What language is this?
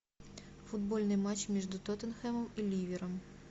Russian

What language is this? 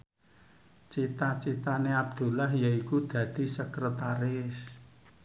Javanese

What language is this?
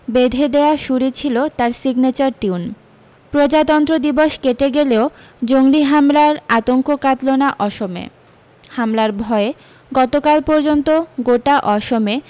Bangla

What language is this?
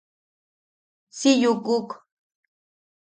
Yaqui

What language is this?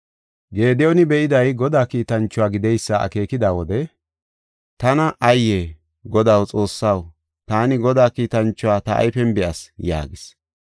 Gofa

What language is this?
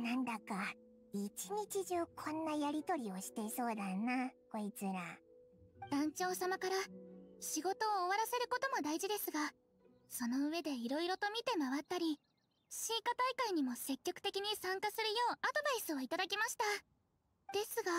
Japanese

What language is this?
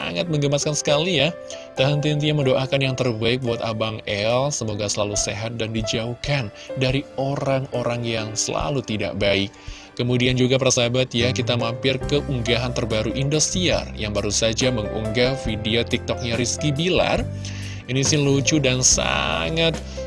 Indonesian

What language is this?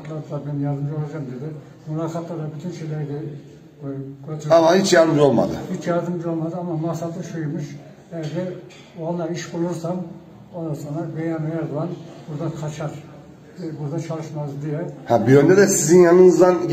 Turkish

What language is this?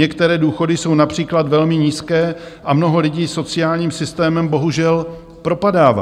Czech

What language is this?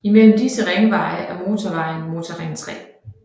Danish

